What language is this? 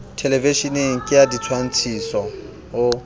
Southern Sotho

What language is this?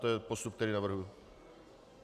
Czech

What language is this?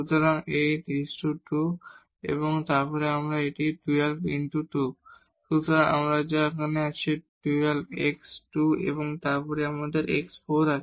Bangla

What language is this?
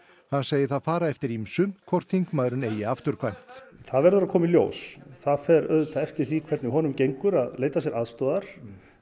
Icelandic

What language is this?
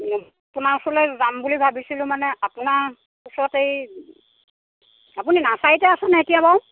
Assamese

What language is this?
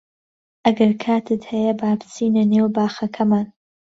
Central Kurdish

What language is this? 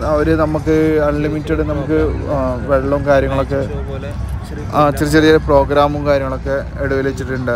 Malayalam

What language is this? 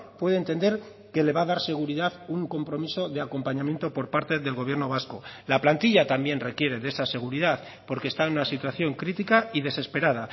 Spanish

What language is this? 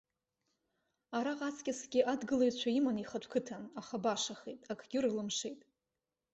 Abkhazian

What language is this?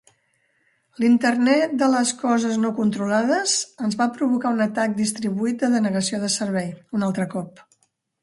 Catalan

